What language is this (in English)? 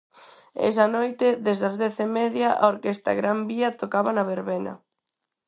Galician